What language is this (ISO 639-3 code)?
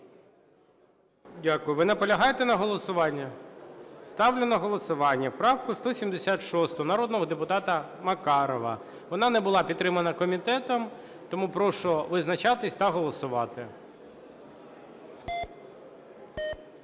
ukr